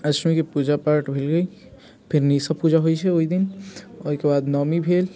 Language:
Maithili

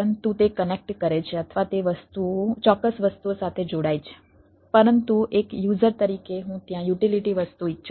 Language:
Gujarati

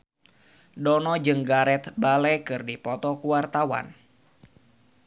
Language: Sundanese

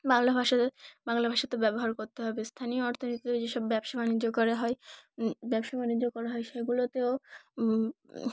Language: Bangla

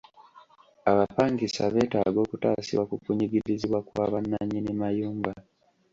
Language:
Ganda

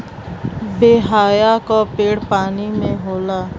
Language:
Bhojpuri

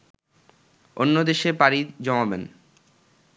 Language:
Bangla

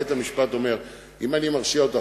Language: Hebrew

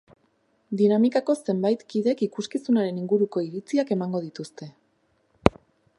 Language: Basque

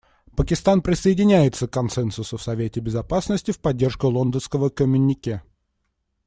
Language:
Russian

